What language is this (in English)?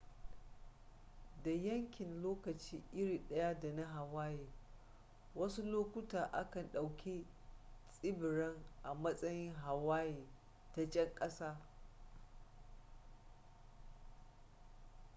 Hausa